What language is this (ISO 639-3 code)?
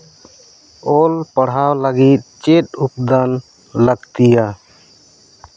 sat